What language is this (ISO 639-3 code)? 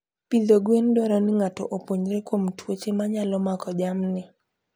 luo